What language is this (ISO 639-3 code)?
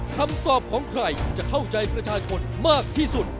tha